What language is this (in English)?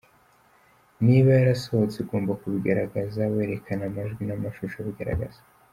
Kinyarwanda